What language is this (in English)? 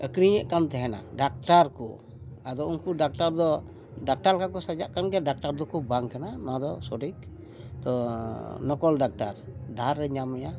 Santali